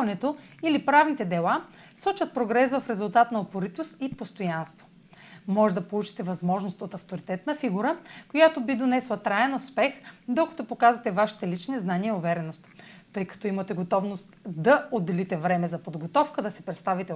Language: Bulgarian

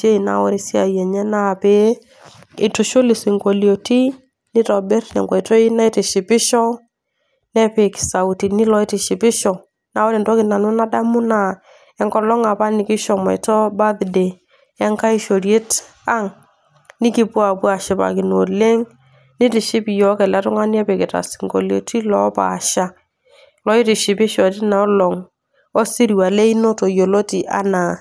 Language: Masai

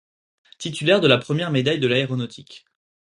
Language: French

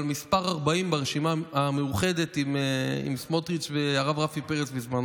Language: Hebrew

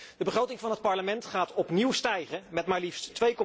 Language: Dutch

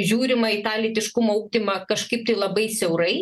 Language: Lithuanian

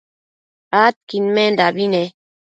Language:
Matsés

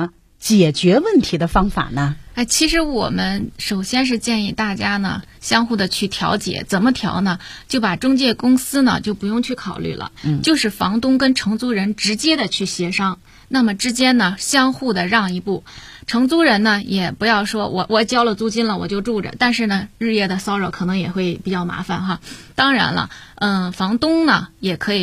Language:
Chinese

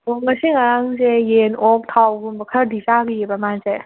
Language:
Manipuri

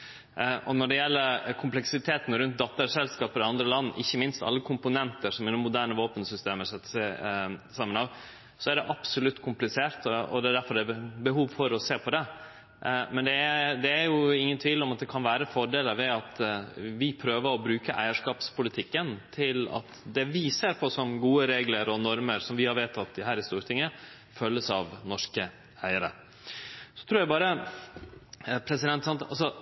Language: Norwegian Nynorsk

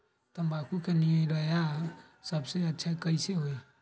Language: Magahi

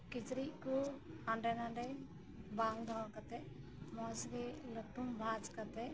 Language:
Santali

